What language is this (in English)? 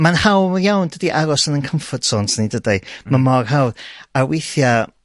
Welsh